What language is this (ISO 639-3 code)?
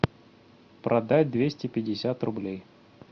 rus